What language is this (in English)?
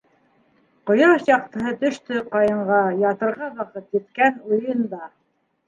Bashkir